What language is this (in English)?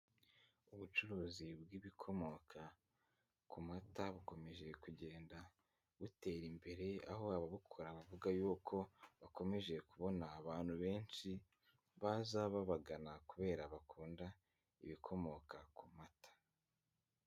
Kinyarwanda